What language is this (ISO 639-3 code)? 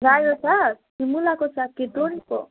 nep